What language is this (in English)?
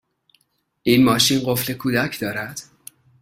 Persian